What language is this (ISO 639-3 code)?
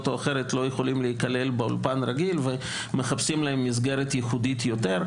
heb